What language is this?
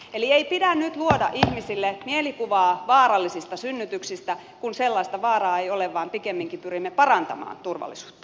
Finnish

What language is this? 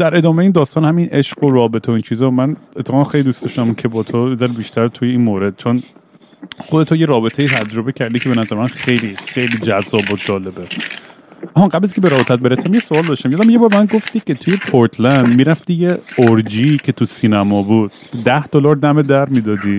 Persian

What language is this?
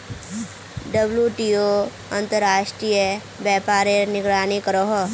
Magahi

